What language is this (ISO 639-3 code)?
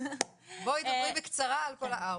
heb